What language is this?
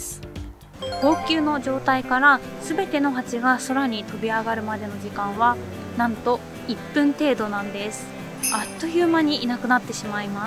Japanese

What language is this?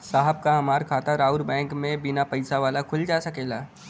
Bhojpuri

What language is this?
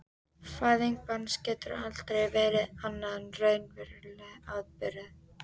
Icelandic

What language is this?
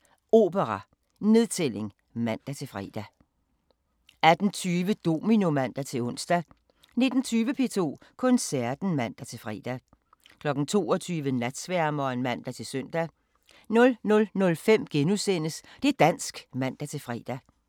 Danish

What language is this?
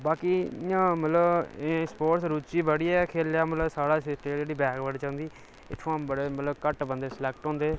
Dogri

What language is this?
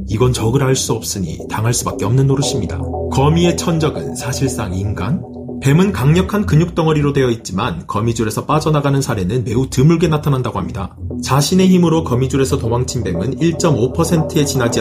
Korean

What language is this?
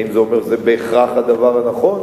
Hebrew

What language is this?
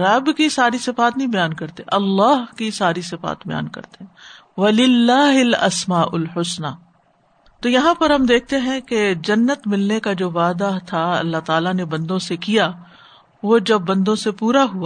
Urdu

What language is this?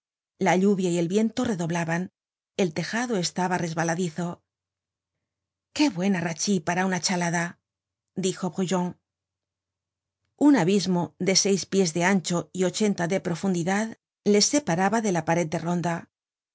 Spanish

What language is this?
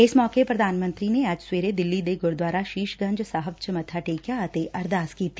Punjabi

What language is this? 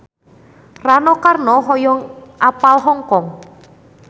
Sundanese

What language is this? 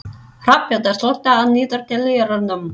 Icelandic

